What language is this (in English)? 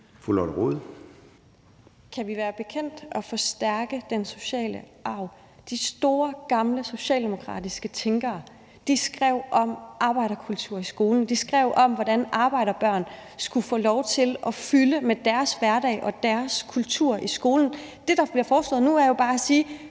Danish